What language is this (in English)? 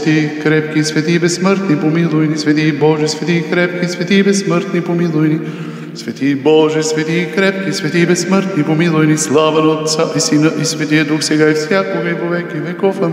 Romanian